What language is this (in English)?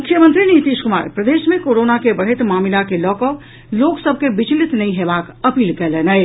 Maithili